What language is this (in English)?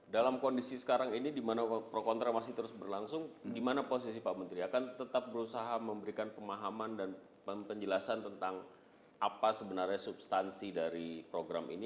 Indonesian